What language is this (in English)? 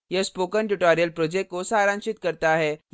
Hindi